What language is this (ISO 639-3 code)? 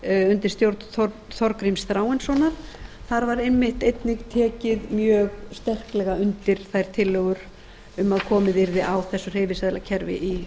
isl